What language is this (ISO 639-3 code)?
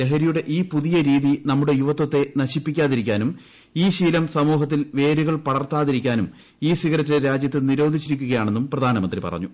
mal